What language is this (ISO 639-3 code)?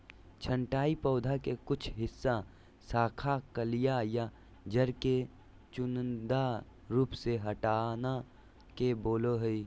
mag